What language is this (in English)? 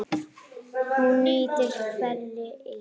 Icelandic